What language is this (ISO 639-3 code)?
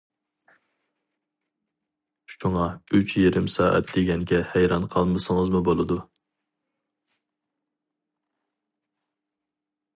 uig